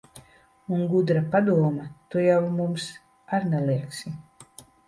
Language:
Latvian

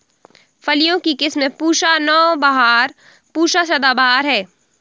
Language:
Hindi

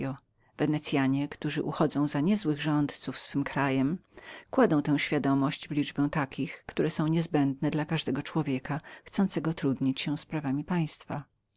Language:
Polish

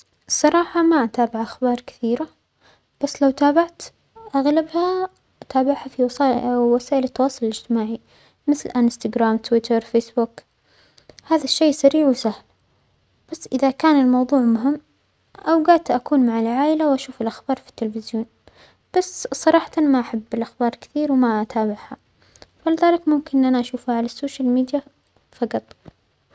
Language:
Omani Arabic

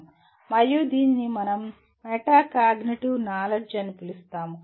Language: Telugu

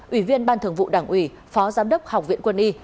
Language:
Vietnamese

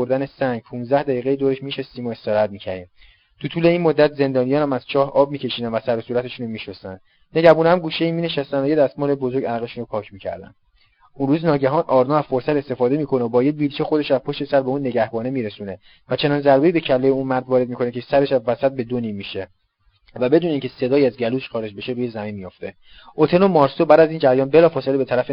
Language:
Persian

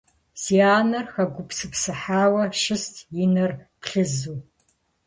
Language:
Kabardian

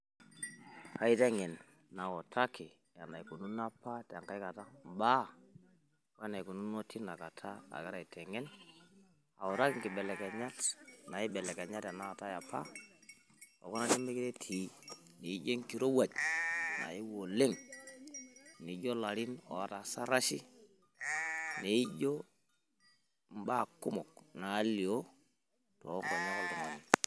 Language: Masai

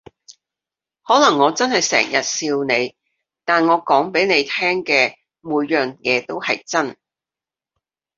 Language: Cantonese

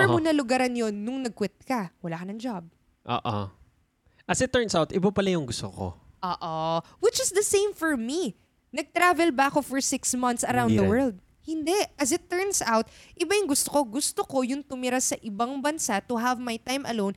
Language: Filipino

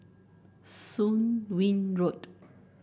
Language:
English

